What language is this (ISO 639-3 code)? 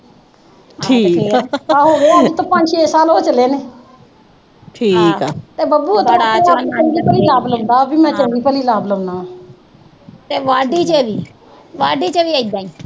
pan